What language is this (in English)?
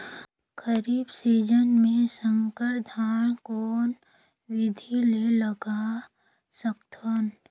Chhattisgarhi